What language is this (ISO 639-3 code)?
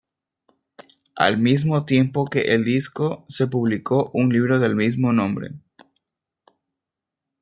spa